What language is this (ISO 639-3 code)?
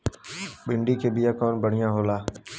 bho